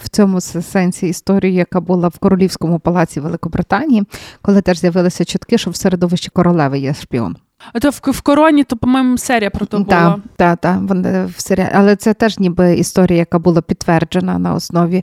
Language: Ukrainian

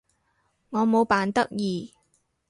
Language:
Cantonese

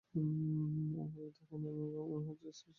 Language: Bangla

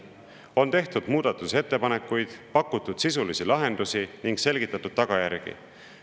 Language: Estonian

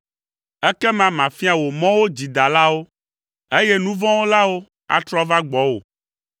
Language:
Ewe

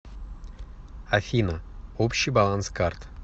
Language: Russian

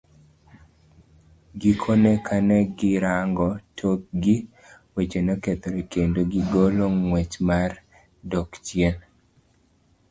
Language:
Luo (Kenya and Tanzania)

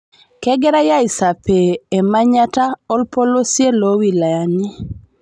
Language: Masai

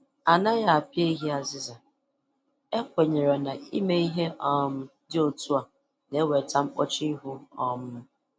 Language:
Igbo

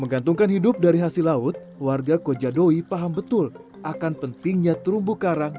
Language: Indonesian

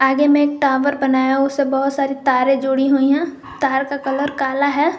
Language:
Hindi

